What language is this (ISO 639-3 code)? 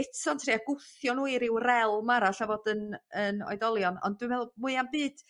cym